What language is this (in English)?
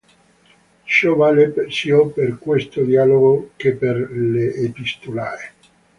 Italian